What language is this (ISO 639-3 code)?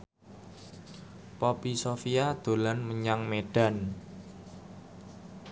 jav